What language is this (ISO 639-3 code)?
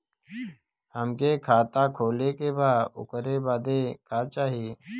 bho